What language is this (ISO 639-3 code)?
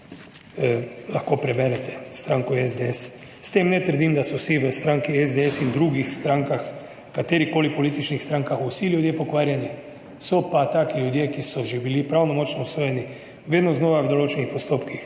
slv